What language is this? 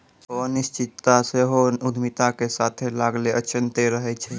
Maithili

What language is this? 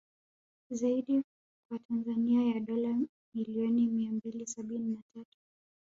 Swahili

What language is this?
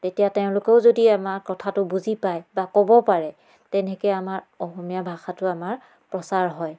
Assamese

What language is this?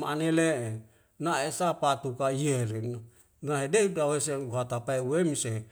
Wemale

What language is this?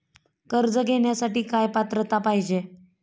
Marathi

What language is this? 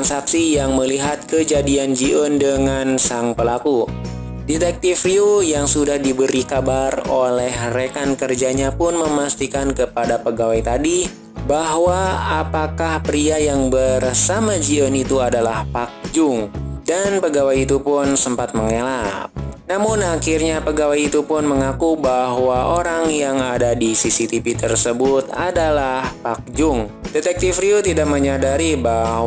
Indonesian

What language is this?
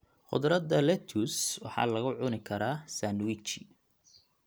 Somali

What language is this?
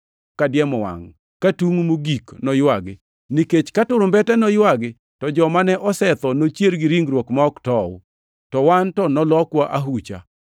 Luo (Kenya and Tanzania)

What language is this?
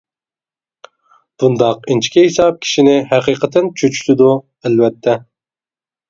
Uyghur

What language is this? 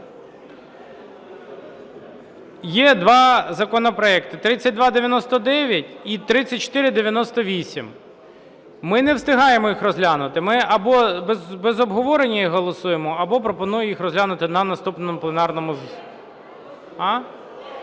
Ukrainian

